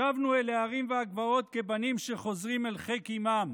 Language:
Hebrew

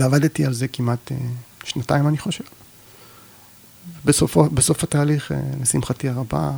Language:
Hebrew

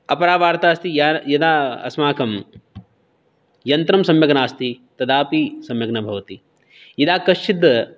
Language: Sanskrit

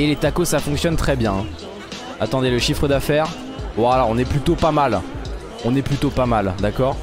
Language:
French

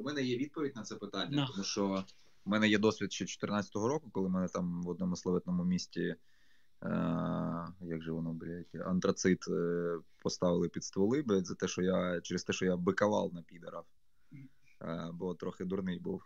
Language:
Ukrainian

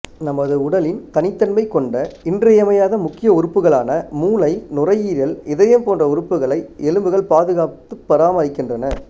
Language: Tamil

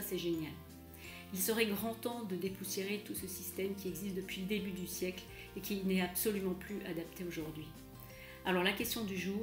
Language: French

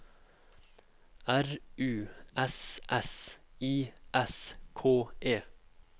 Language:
Norwegian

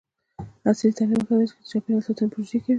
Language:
Pashto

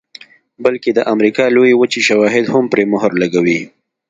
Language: Pashto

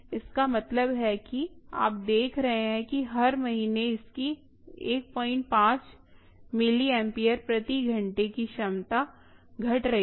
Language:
Hindi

